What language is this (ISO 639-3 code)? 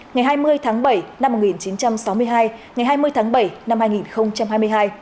vie